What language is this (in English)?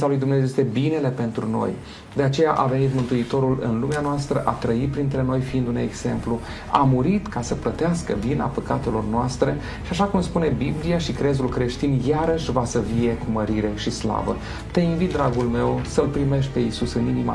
Romanian